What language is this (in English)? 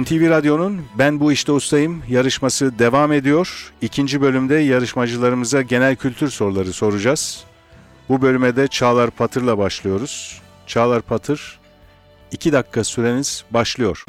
Turkish